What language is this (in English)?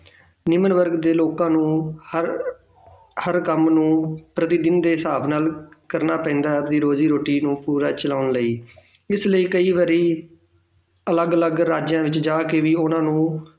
Punjabi